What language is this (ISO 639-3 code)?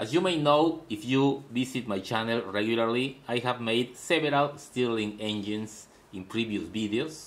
eng